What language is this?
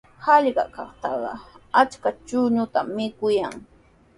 Sihuas Ancash Quechua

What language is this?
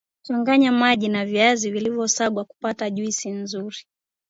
Swahili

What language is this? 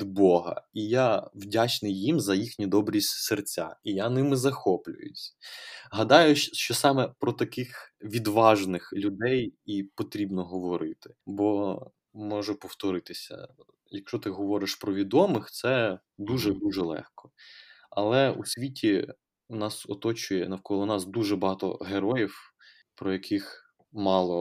Ukrainian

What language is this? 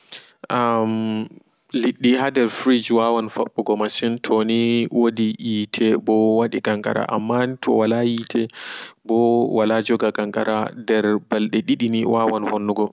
Fula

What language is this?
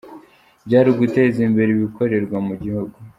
Kinyarwanda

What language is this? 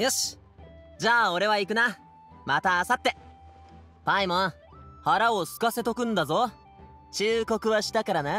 Japanese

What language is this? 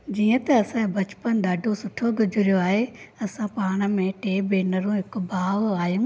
Sindhi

